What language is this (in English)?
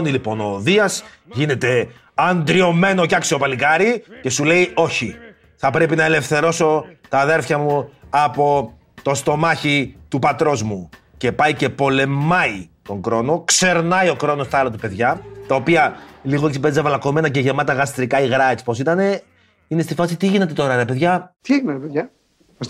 Greek